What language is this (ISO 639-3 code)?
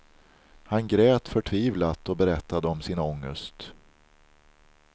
swe